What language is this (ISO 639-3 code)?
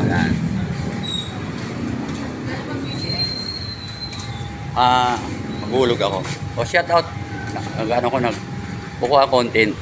fil